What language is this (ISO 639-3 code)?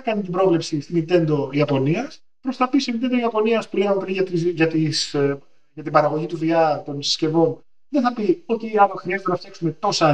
ell